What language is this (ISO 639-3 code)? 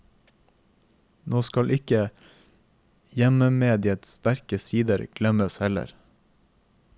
nor